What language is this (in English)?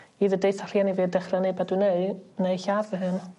Welsh